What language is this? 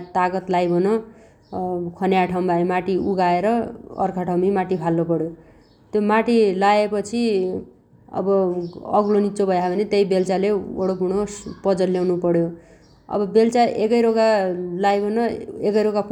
Dotyali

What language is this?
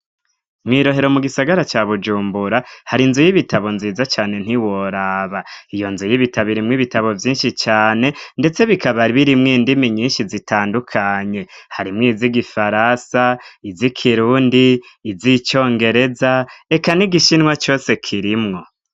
Rundi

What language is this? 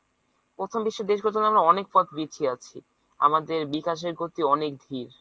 Bangla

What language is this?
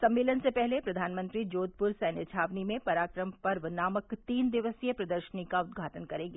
Hindi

